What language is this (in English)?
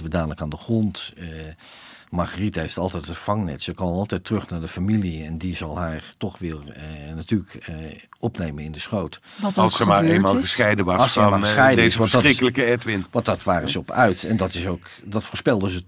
Dutch